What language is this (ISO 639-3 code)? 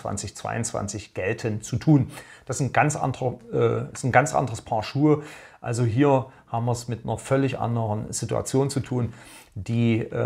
deu